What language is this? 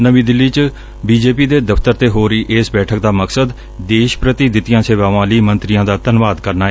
Punjabi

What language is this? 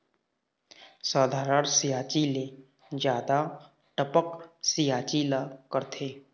Chhattisgarhi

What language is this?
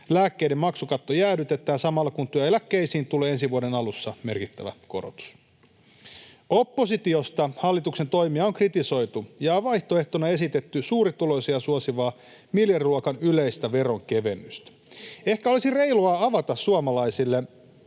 Finnish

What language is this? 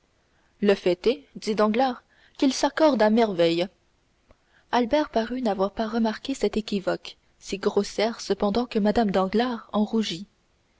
French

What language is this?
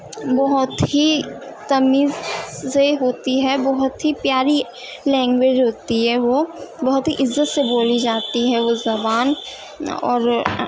Urdu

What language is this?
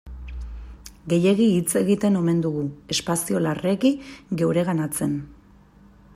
Basque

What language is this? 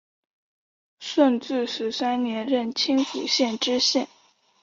Chinese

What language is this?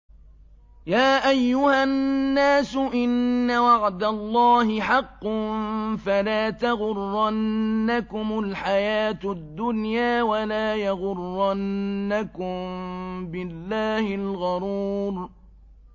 Arabic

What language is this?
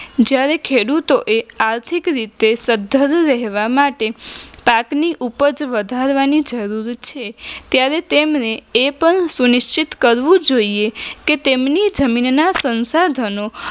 Gujarati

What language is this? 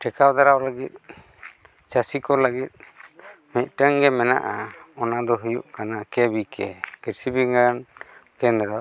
Santali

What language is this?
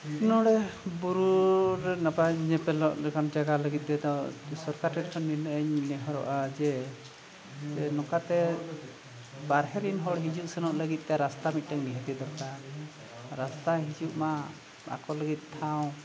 Santali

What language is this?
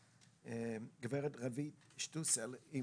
Hebrew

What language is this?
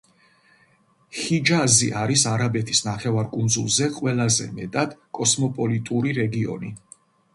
Georgian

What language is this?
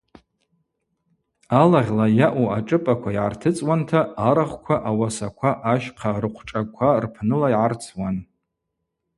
Abaza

